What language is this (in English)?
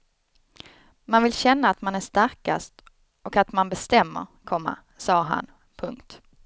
Swedish